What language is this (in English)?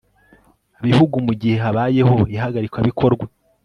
Kinyarwanda